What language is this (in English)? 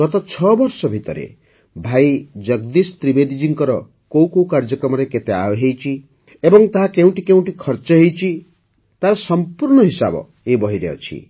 Odia